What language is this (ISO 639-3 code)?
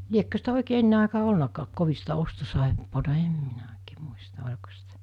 fin